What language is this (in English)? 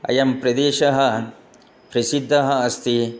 Sanskrit